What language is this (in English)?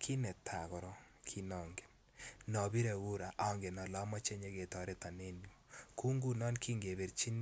Kalenjin